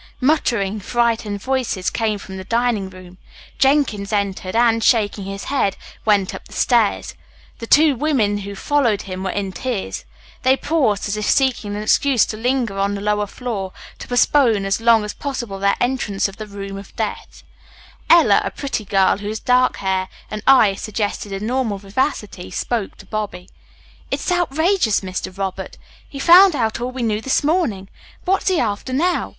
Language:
English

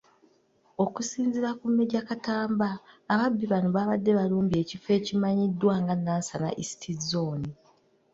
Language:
Ganda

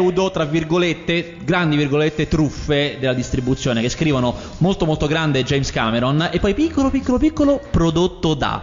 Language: Italian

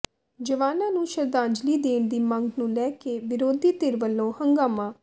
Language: Punjabi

